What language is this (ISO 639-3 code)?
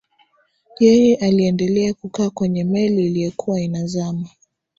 swa